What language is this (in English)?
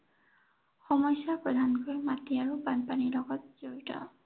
Assamese